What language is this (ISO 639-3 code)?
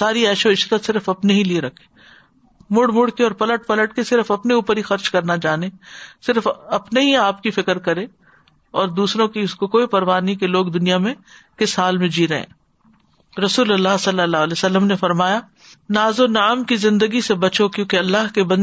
urd